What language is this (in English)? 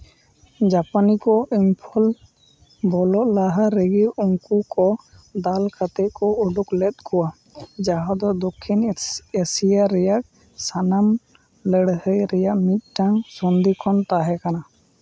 Santali